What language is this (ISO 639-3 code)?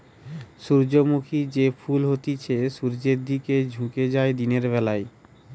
ben